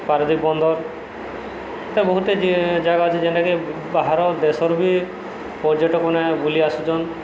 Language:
Odia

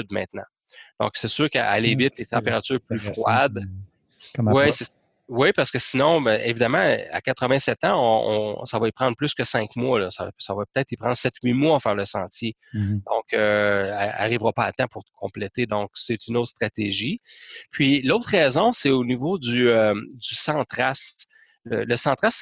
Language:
French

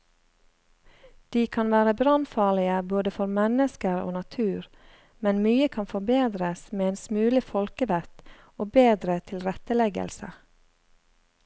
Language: Norwegian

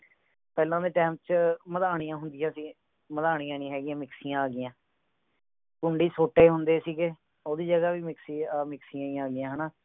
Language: Punjabi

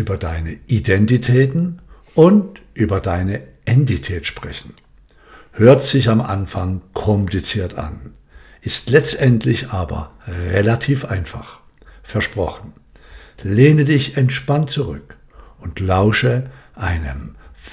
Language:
German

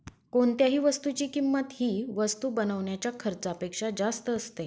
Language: Marathi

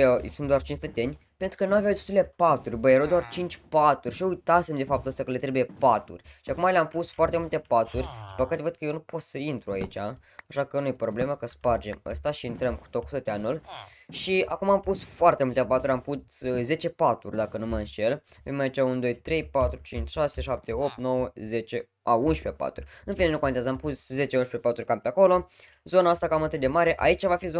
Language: Romanian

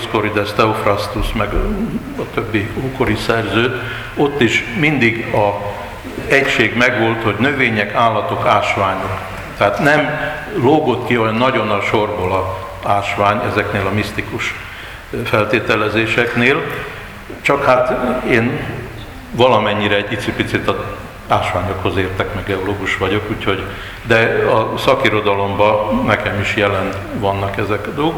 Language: Hungarian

